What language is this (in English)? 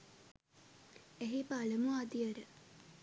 Sinhala